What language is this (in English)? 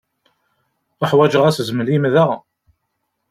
Kabyle